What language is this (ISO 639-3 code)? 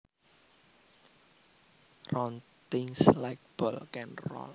jav